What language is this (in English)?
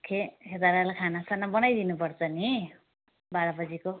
Nepali